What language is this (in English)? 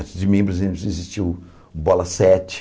Portuguese